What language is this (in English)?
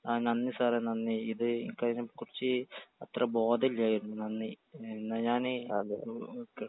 Malayalam